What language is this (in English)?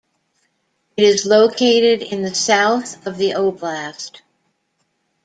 English